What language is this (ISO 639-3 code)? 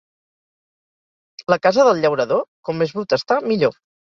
cat